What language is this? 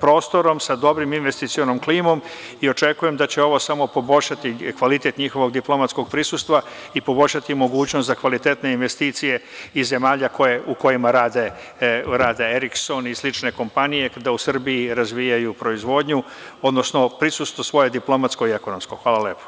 Serbian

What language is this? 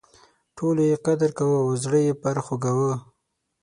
Pashto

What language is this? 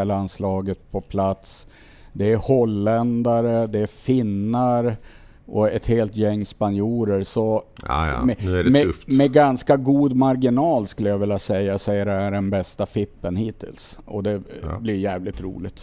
Swedish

